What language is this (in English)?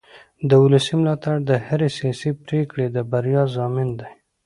Pashto